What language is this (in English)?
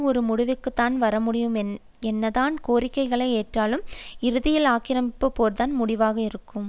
Tamil